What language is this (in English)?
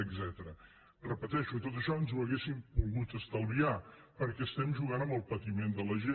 Catalan